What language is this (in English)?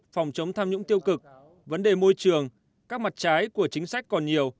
Vietnamese